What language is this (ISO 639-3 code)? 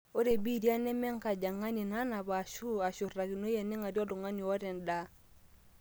mas